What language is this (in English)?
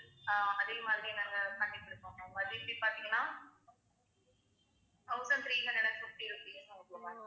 Tamil